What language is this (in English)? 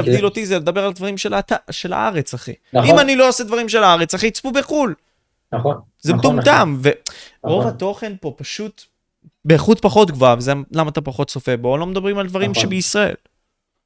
Hebrew